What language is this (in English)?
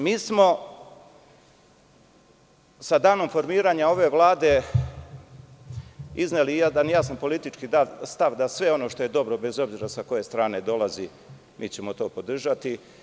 Serbian